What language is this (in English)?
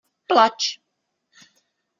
Czech